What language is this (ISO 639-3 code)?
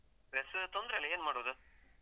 kan